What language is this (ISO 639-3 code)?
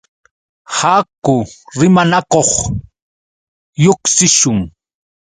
qux